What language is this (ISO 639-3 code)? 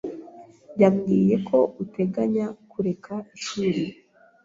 kin